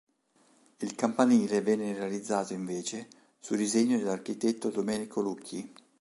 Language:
Italian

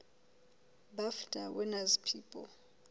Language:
Southern Sotho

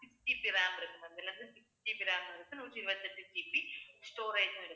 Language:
Tamil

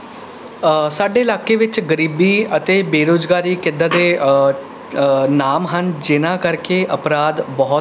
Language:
Punjabi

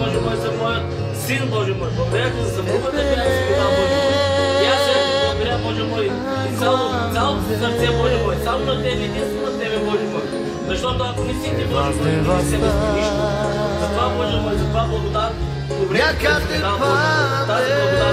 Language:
Bulgarian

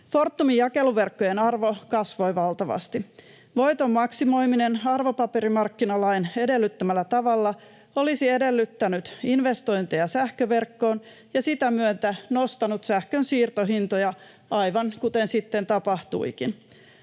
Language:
Finnish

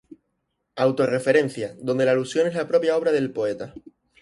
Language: Spanish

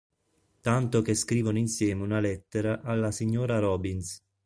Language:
Italian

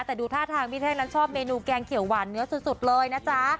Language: Thai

